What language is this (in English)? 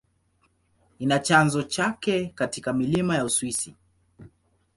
Swahili